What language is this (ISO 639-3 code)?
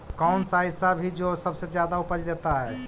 mag